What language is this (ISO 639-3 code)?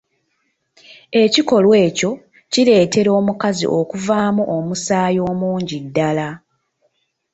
lug